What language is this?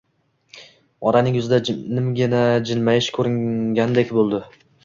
Uzbek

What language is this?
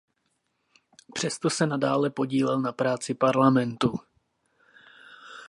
Czech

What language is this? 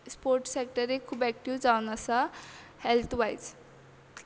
Konkani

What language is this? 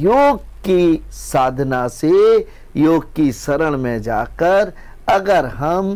Hindi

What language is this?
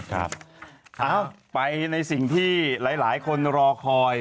Thai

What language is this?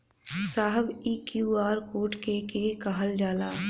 Bhojpuri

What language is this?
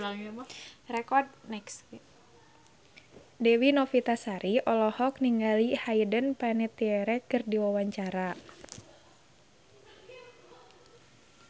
Sundanese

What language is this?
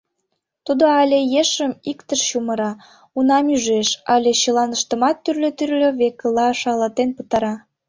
Mari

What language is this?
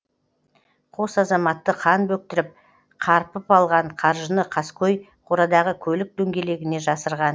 Kazakh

